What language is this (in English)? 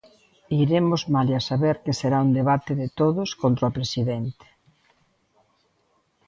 Galician